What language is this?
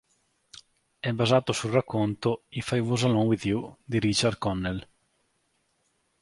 Italian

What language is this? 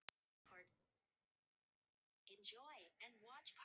Icelandic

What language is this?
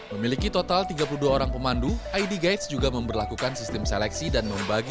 Indonesian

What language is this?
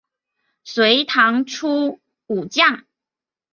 Chinese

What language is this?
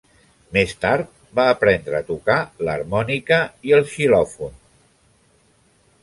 Catalan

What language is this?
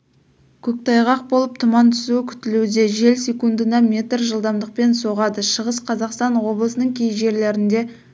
Kazakh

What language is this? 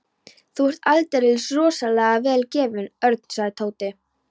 Icelandic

